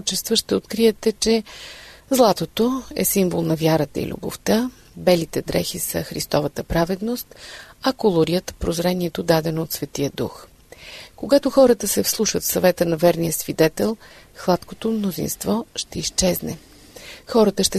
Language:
Bulgarian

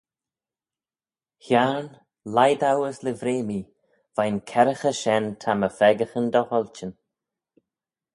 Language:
Manx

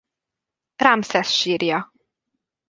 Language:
Hungarian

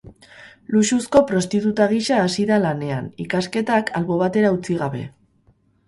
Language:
Basque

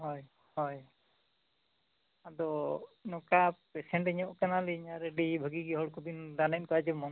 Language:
Santali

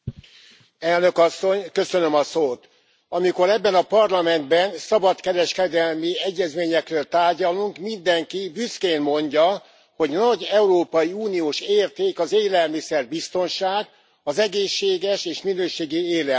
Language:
Hungarian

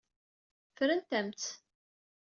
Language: Kabyle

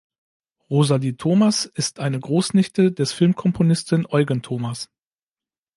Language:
German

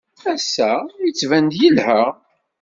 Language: Kabyle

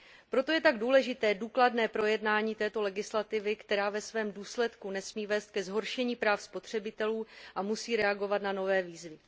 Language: Czech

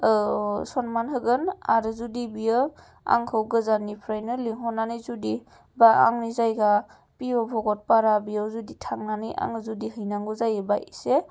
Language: Bodo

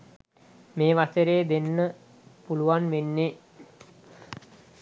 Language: Sinhala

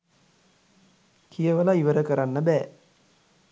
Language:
Sinhala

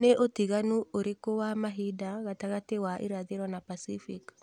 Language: Kikuyu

